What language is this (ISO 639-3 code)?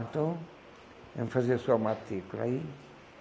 por